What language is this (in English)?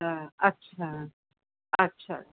Urdu